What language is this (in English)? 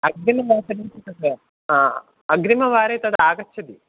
Sanskrit